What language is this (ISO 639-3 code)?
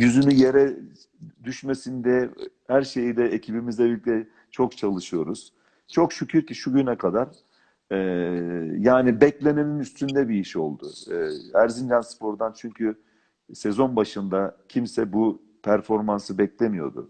tur